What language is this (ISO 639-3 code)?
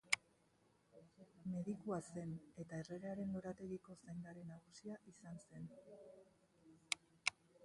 eus